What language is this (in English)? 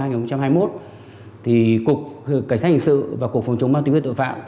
Vietnamese